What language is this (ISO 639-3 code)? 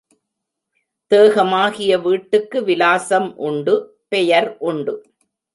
tam